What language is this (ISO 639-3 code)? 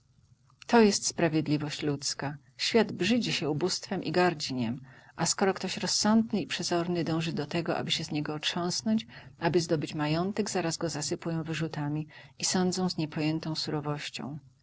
pol